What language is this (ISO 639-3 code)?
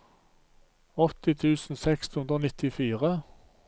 nor